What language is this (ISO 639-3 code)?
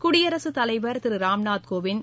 tam